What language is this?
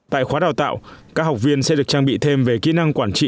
Vietnamese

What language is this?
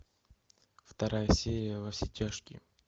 Russian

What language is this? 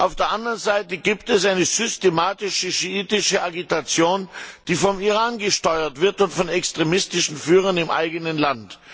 German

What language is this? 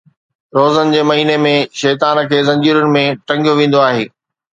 Sindhi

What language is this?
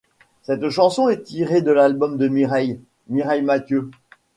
French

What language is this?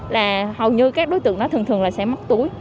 Vietnamese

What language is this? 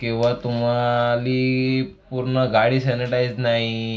Marathi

